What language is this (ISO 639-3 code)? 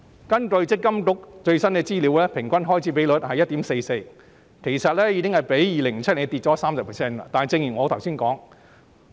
yue